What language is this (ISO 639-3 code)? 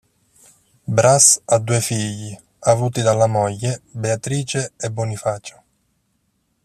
ita